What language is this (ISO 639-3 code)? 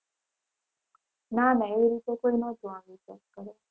guj